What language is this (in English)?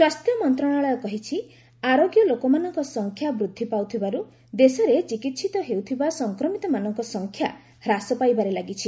Odia